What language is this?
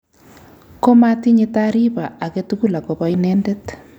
Kalenjin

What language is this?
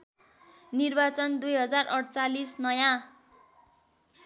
Nepali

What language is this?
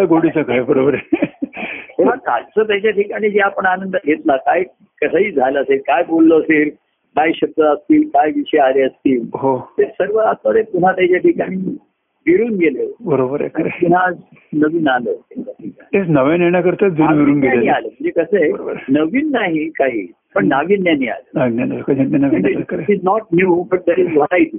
Marathi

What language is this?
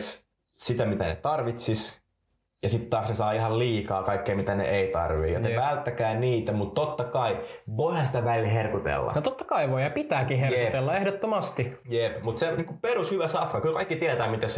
Finnish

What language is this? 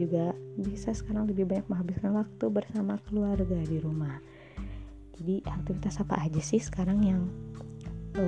Indonesian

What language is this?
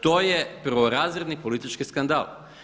Croatian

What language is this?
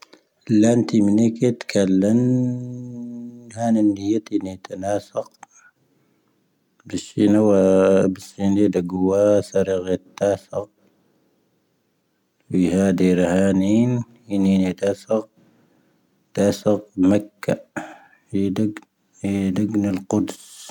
Tahaggart Tamahaq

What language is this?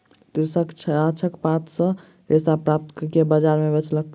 Maithili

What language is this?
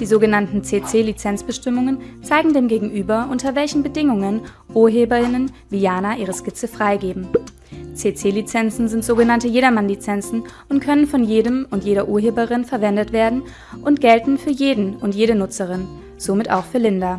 German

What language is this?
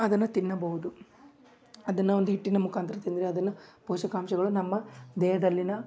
Kannada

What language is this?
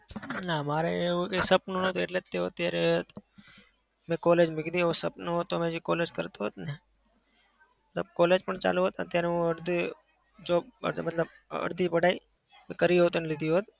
Gujarati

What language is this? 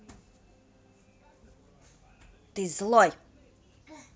Russian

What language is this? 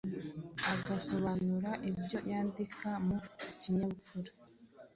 Kinyarwanda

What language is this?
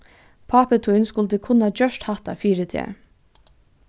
Faroese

